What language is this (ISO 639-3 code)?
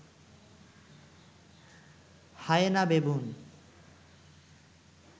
ben